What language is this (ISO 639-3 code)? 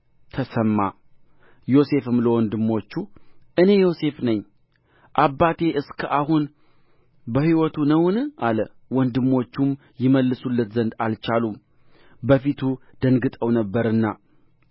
amh